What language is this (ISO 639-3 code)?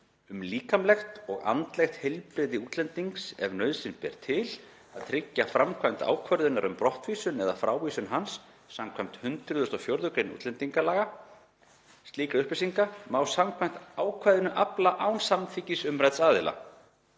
isl